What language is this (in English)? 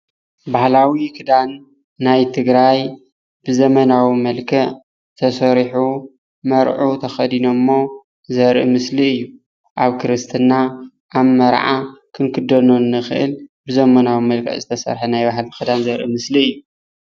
Tigrinya